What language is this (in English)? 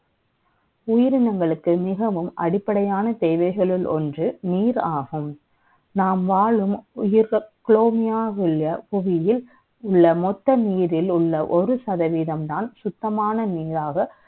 Tamil